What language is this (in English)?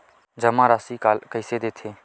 Chhattisgarhi